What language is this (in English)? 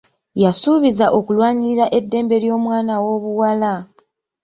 Ganda